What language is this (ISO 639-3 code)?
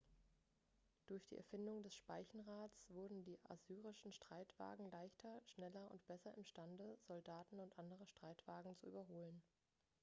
deu